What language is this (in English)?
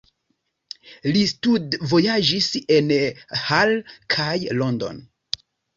Esperanto